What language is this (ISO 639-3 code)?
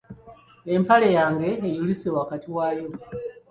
lug